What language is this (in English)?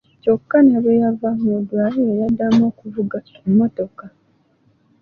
Ganda